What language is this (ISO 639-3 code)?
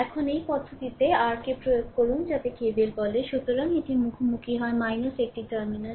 ben